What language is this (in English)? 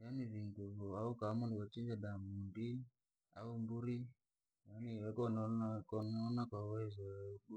Langi